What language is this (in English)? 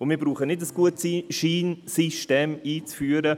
Swiss German